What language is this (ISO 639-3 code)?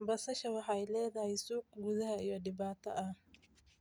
som